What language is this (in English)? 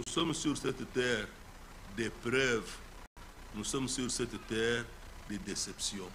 French